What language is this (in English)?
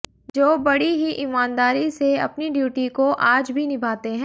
Hindi